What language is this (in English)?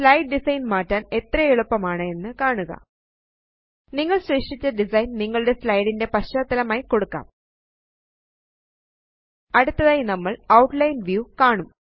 Malayalam